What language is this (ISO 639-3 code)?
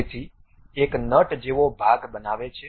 guj